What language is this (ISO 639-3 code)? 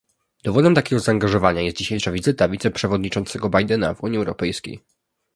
pol